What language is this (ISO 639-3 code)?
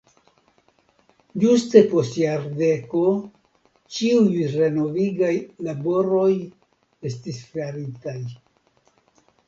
epo